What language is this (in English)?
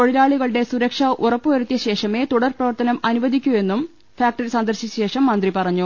Malayalam